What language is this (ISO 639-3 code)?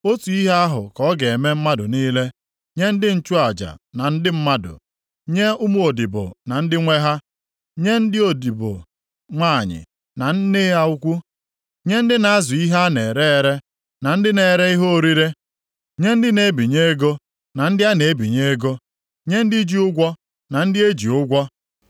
ibo